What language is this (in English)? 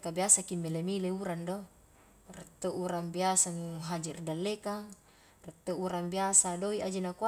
Highland Konjo